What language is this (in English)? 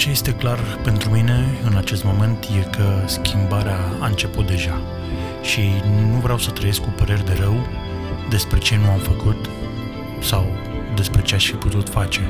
Romanian